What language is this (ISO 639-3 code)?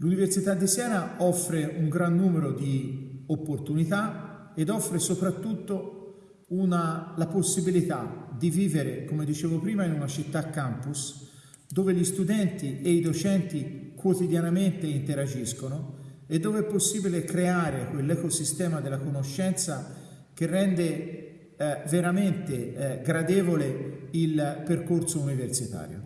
ita